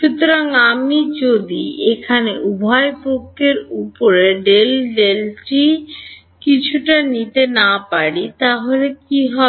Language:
Bangla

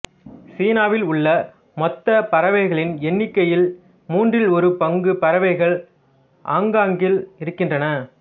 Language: Tamil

